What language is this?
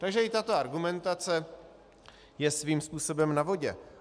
Czech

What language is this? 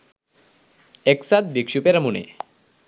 Sinhala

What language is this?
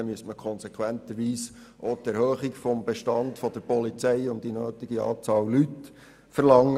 Swiss German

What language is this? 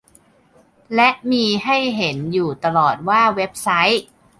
Thai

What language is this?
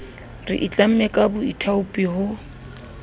Southern Sotho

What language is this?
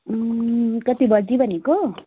Nepali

